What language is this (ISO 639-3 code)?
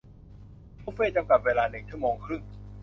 tha